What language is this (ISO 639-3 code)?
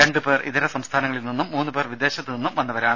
mal